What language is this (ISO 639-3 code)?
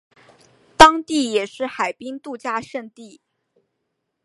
zho